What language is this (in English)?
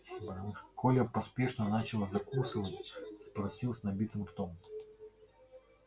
Russian